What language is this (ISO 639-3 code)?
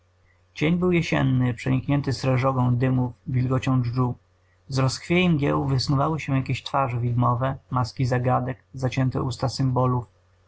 pol